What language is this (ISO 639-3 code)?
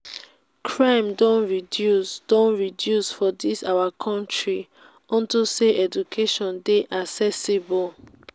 pcm